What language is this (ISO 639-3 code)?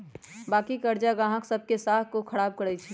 mag